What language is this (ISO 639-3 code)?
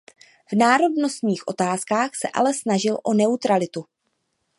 ces